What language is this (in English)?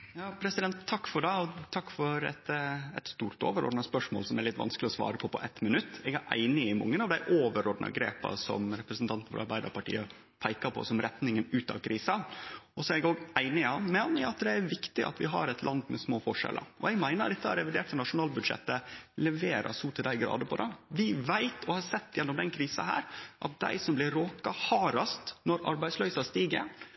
Norwegian Nynorsk